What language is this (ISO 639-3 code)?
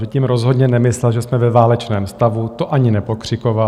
ces